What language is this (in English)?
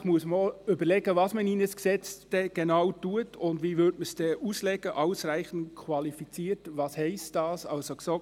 Swiss German